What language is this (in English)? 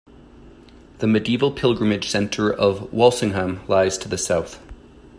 English